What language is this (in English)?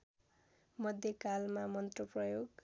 Nepali